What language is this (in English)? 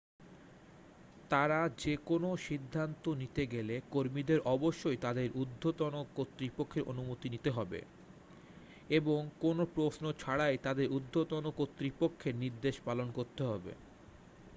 Bangla